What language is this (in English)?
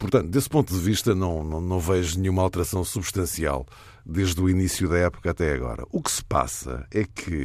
Portuguese